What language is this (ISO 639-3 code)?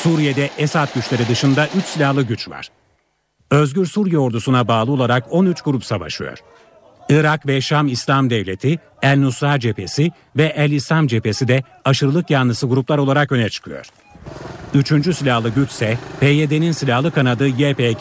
tur